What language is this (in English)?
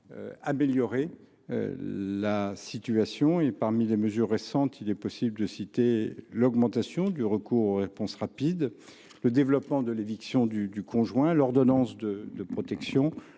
French